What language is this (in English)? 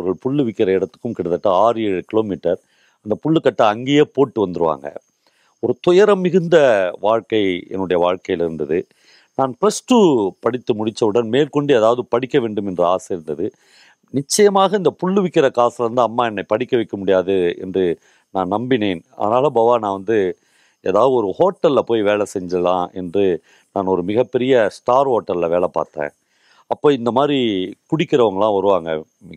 Tamil